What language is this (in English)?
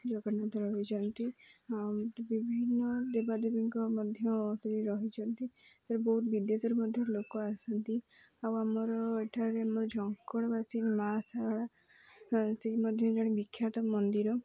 Odia